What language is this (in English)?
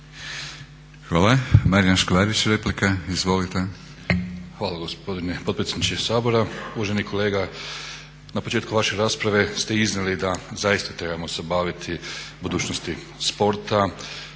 Croatian